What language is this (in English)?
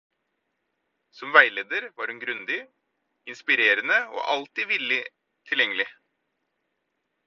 Norwegian Bokmål